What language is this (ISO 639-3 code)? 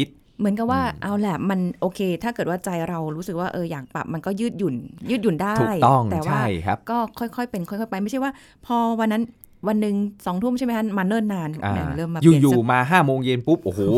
tha